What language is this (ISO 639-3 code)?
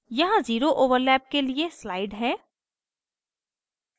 hin